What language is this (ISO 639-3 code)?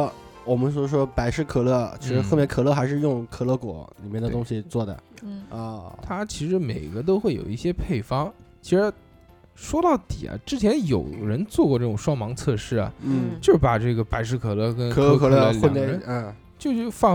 zho